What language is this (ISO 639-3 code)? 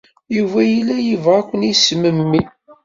kab